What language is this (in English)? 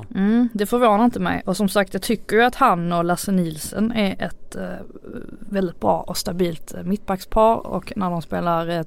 Swedish